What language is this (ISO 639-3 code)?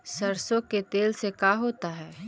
mag